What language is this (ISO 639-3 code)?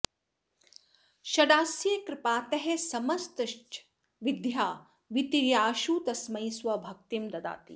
san